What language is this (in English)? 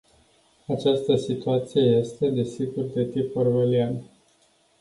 Romanian